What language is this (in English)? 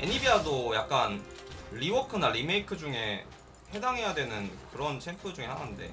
Korean